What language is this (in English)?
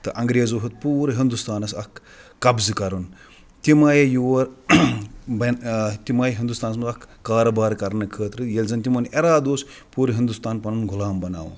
Kashmiri